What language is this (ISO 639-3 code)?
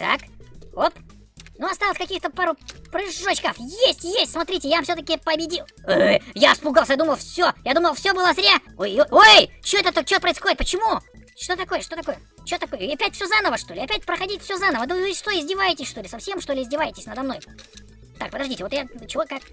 rus